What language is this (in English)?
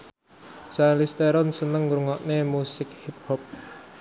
Javanese